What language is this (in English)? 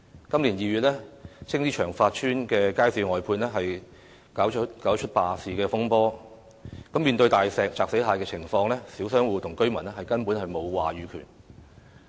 Cantonese